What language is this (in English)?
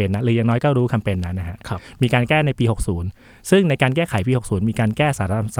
Thai